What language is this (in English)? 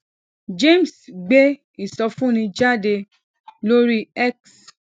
Yoruba